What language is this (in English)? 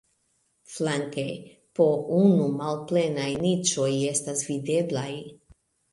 Esperanto